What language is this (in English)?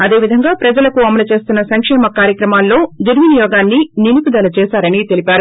Telugu